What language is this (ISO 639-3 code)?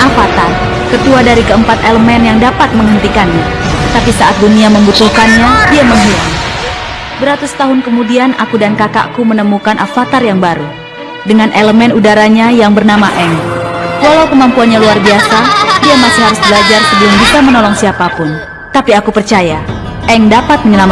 ind